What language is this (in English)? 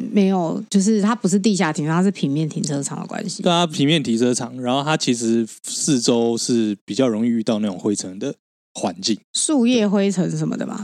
Chinese